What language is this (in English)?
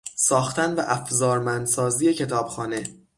Persian